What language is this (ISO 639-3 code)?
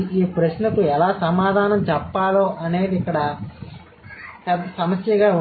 tel